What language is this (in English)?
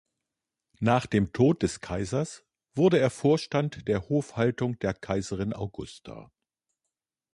German